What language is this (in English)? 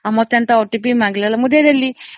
Odia